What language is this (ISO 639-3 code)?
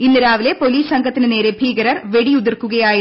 mal